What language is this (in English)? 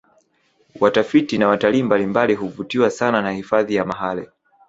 Swahili